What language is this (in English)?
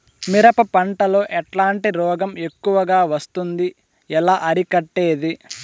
Telugu